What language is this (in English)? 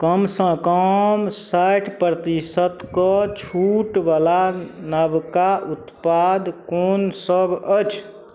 Maithili